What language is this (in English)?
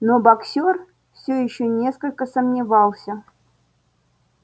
Russian